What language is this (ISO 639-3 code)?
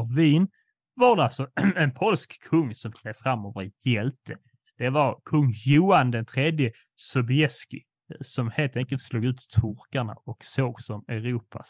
swe